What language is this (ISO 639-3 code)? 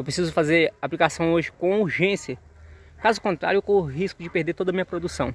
por